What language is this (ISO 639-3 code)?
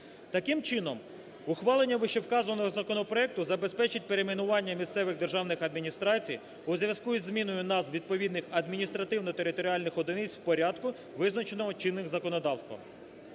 ukr